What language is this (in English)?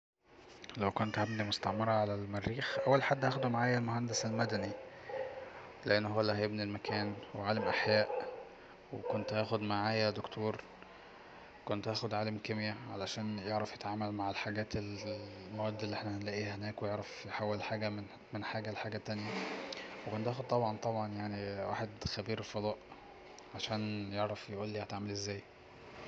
Egyptian Arabic